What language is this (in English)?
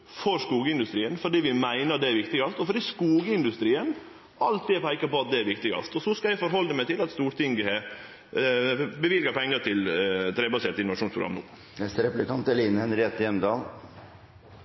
Norwegian